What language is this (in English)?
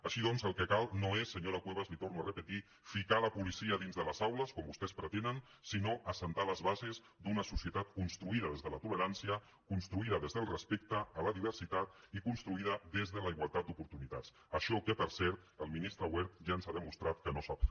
Catalan